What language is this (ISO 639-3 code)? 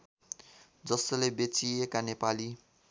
nep